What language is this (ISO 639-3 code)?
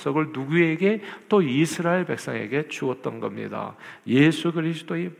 kor